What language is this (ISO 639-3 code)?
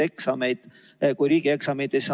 est